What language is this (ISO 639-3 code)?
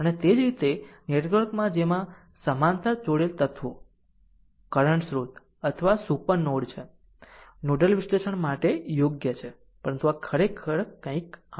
guj